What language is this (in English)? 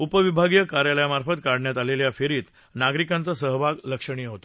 Marathi